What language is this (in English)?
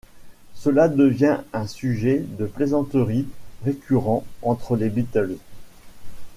French